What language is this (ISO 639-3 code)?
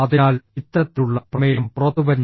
mal